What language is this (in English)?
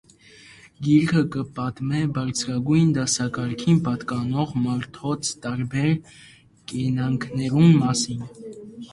Armenian